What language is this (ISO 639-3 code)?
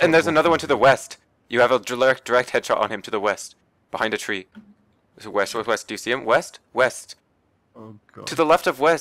eng